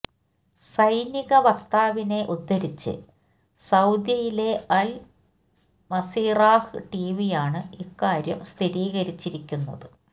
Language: Malayalam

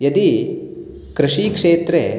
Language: Sanskrit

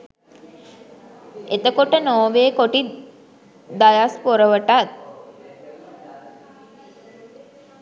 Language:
Sinhala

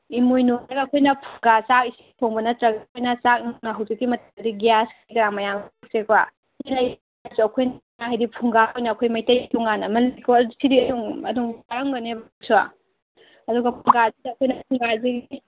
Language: Manipuri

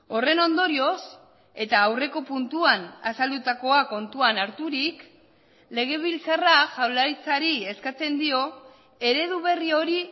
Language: Basque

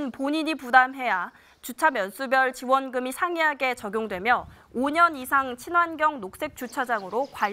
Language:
Korean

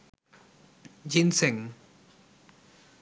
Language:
Bangla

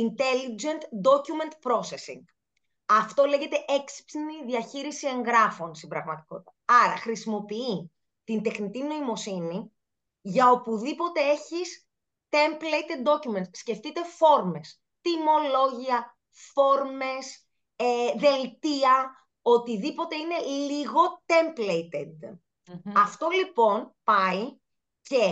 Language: Greek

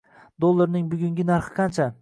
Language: Uzbek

